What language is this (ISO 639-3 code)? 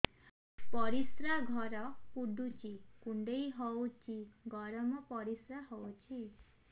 ori